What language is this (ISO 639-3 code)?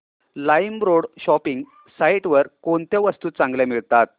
mar